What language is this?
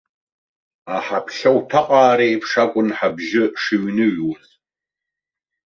Abkhazian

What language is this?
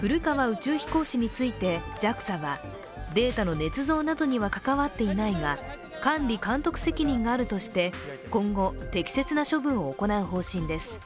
Japanese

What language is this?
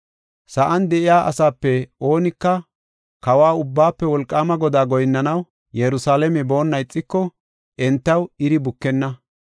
Gofa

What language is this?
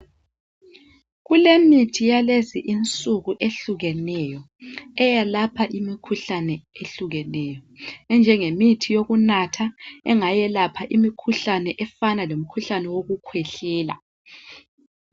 North Ndebele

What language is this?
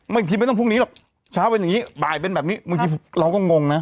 Thai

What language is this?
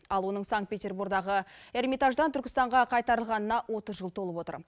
Kazakh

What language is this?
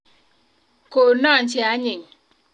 Kalenjin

